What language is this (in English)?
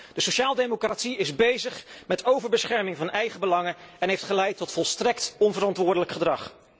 Dutch